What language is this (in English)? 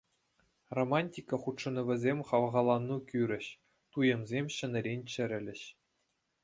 Chuvash